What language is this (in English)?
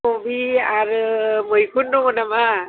Bodo